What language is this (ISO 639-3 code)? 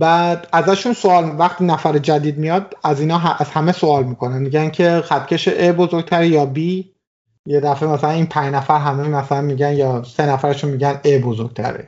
fas